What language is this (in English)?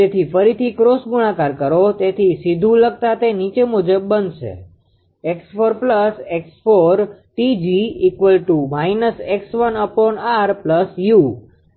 Gujarati